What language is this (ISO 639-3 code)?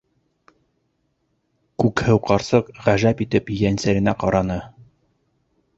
bak